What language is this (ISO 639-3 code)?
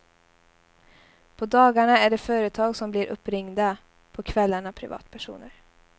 swe